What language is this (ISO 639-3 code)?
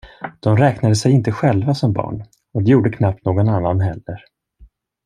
swe